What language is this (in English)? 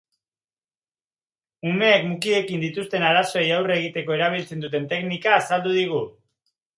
Basque